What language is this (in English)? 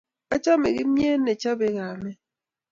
Kalenjin